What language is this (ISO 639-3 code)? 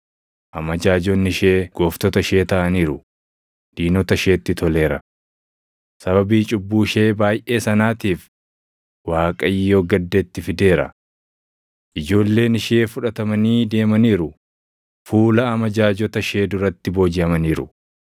orm